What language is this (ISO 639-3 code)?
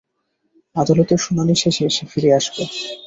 ben